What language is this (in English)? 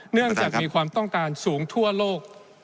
Thai